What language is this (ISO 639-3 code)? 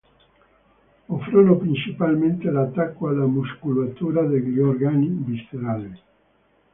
ita